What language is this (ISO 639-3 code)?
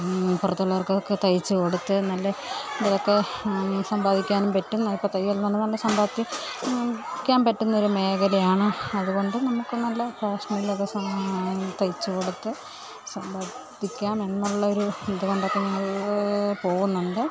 mal